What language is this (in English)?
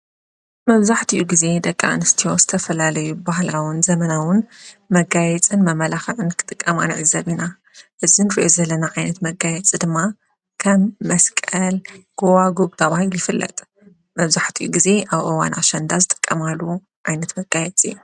Tigrinya